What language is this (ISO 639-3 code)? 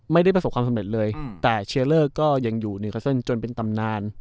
tha